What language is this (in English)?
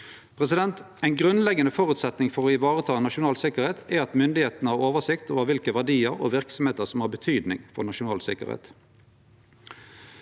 Norwegian